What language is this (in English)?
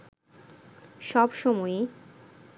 Bangla